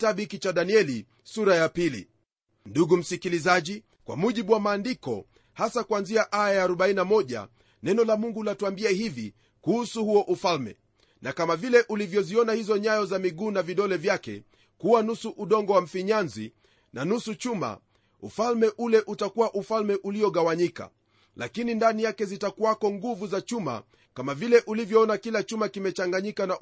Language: Swahili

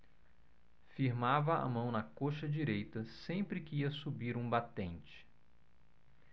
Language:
Portuguese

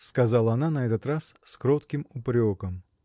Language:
Russian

